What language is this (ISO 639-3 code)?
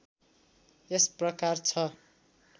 nep